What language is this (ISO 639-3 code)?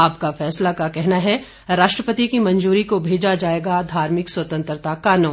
hin